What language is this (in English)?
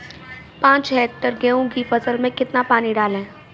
Hindi